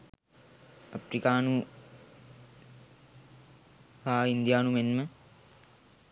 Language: Sinhala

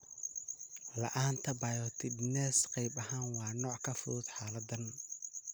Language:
Somali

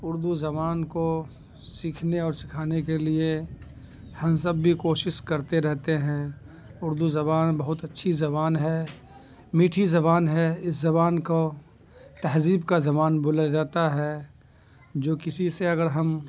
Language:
Urdu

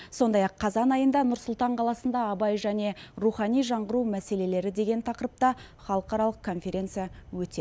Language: Kazakh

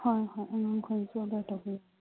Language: Manipuri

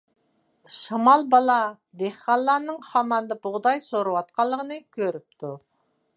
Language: Uyghur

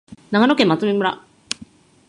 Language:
Japanese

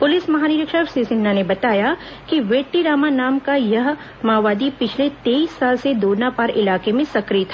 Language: Hindi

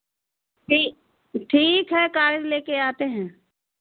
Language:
Hindi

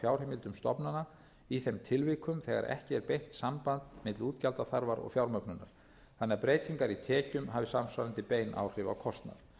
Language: Icelandic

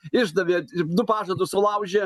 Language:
Lithuanian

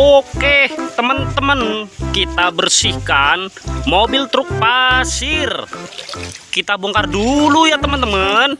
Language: Indonesian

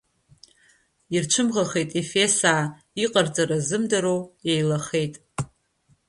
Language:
Abkhazian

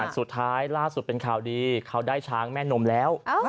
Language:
Thai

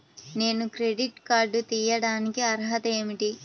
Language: Telugu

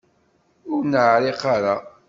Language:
Kabyle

